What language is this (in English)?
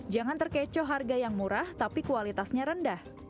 Indonesian